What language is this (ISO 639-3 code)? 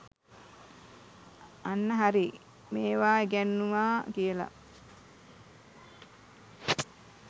sin